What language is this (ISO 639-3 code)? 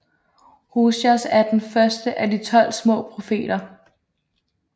dan